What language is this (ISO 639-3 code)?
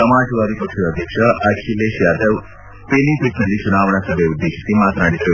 kan